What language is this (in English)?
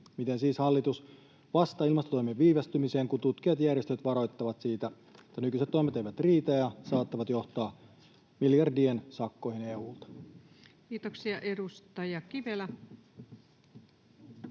Finnish